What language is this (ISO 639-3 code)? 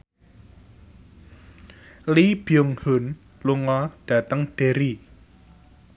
jav